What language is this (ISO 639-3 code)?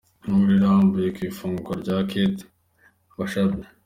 kin